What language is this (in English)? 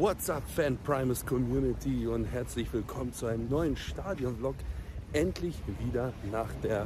German